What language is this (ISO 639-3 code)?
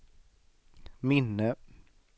swe